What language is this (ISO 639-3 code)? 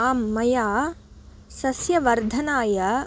san